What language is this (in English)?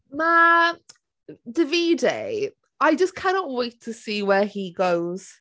Welsh